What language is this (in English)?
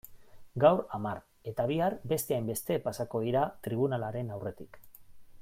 Basque